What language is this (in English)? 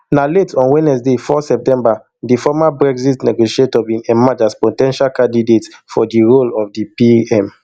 Nigerian Pidgin